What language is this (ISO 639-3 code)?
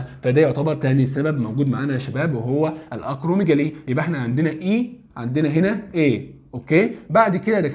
ara